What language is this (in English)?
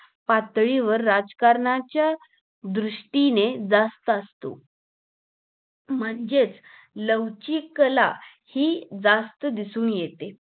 Marathi